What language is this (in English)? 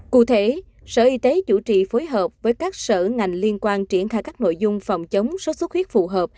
Vietnamese